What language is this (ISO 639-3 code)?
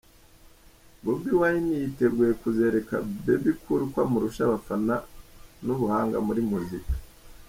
kin